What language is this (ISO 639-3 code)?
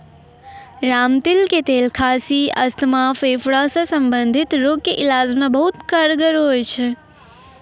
mai